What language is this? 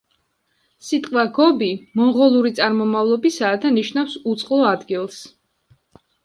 Georgian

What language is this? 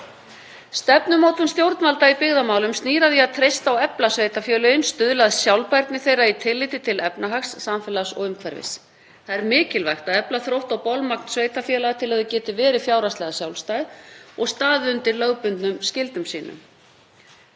Icelandic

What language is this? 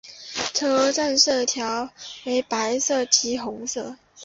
Chinese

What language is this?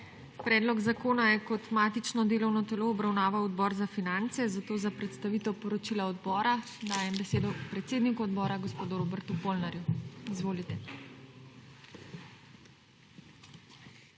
Slovenian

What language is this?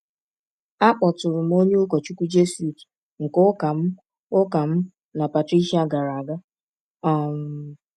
Igbo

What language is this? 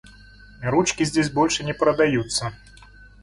Russian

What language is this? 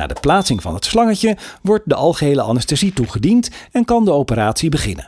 Dutch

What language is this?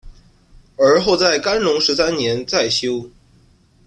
Chinese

